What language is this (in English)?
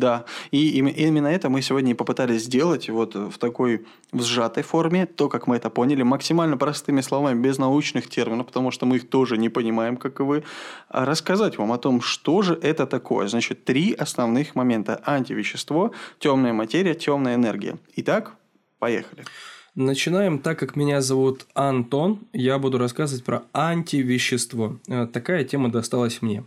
Russian